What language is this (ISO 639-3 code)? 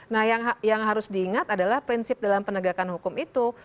ind